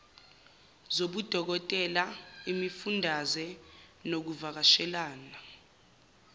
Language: Zulu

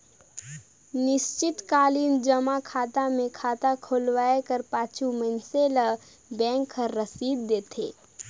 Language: Chhattisgarhi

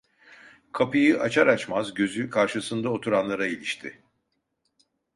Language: Turkish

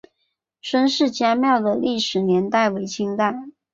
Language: Chinese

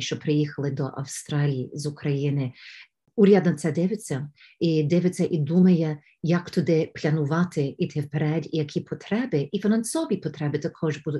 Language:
Ukrainian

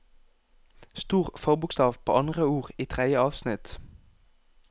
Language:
Norwegian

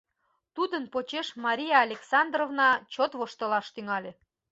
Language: Mari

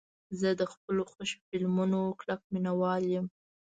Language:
Pashto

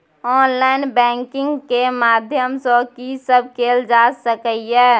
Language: Maithili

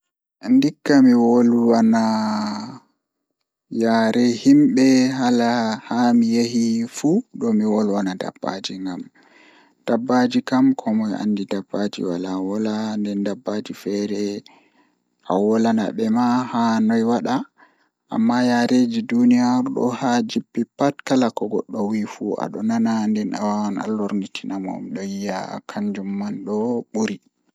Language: Fula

